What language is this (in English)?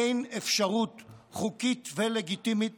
Hebrew